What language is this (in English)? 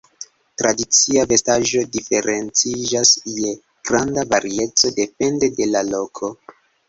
Esperanto